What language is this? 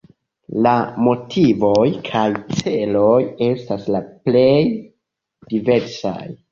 Esperanto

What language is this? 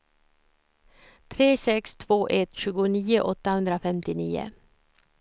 Swedish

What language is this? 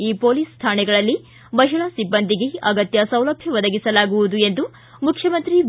Kannada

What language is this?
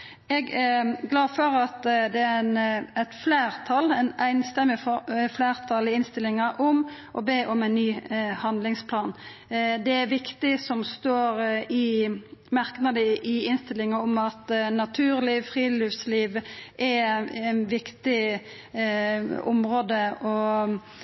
Norwegian Nynorsk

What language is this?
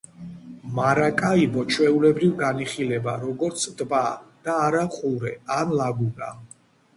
Georgian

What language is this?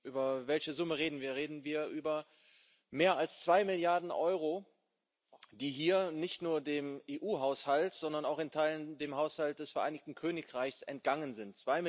German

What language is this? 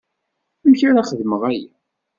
Kabyle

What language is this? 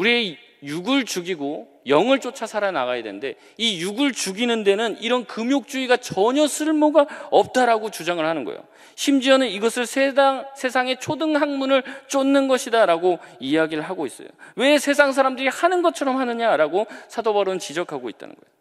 Korean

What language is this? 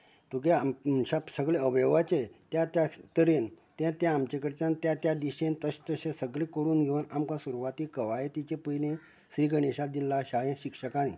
Konkani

